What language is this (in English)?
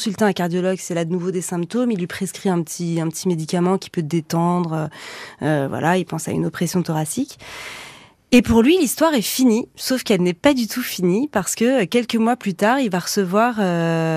French